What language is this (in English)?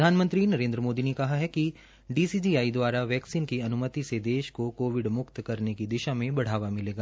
Hindi